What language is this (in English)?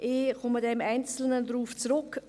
Swiss German